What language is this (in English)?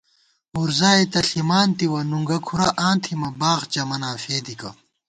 Gawar-Bati